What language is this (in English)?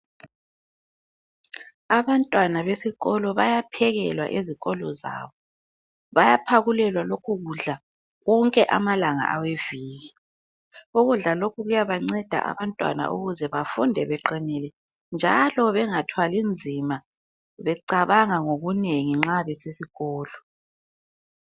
North Ndebele